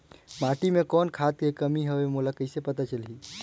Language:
Chhattisgarhi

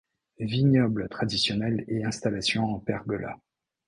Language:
French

